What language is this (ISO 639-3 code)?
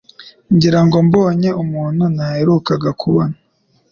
kin